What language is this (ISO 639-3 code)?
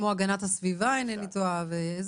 heb